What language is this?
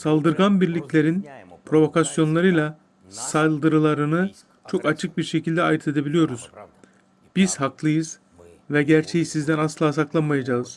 Turkish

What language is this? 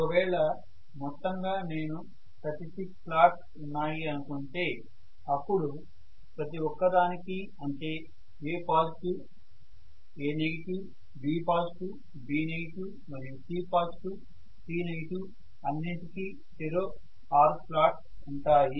Telugu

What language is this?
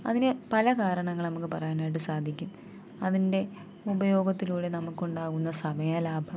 Malayalam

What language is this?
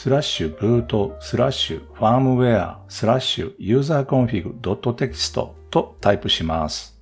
Japanese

